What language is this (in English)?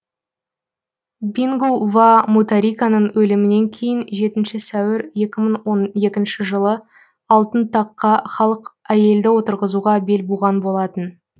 Kazakh